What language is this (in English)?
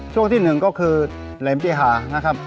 Thai